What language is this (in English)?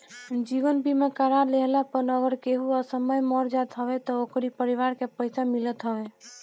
Bhojpuri